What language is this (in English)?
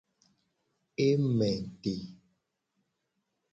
Gen